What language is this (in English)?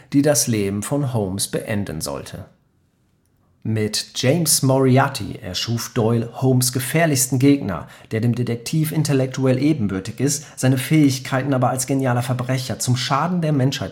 German